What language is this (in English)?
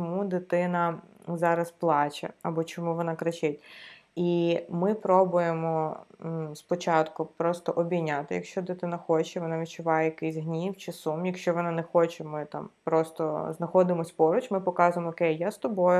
Ukrainian